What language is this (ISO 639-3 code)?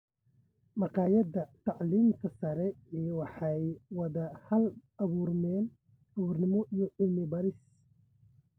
som